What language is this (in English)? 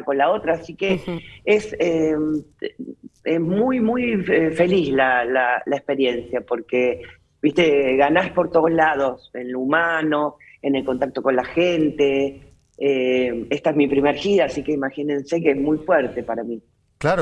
Spanish